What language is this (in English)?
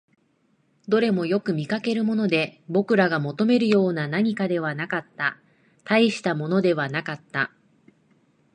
Japanese